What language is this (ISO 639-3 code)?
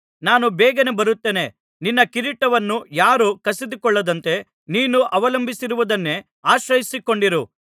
kan